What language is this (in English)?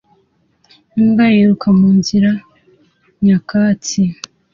Kinyarwanda